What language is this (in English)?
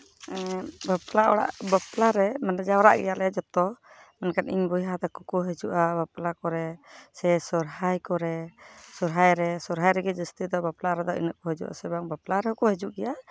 Santali